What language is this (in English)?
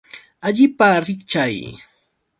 Yauyos Quechua